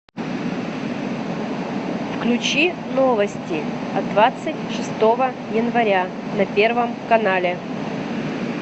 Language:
Russian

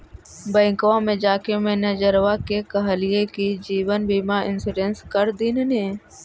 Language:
Magahi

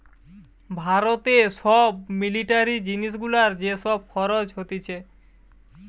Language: Bangla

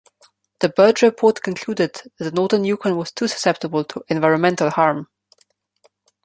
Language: English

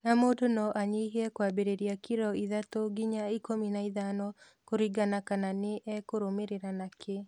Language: Kikuyu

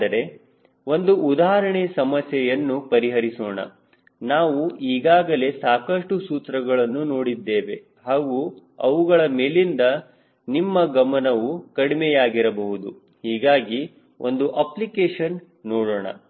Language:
Kannada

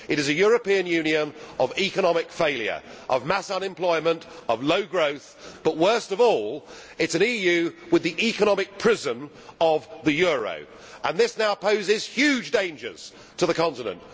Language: English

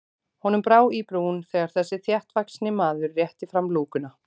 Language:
Icelandic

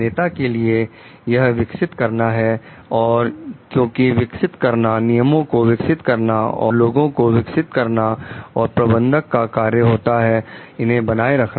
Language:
Hindi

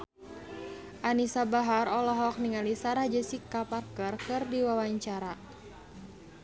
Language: Sundanese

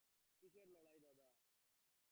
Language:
Bangla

